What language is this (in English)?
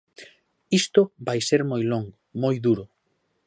Galician